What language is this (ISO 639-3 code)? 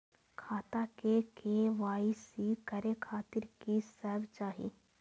mai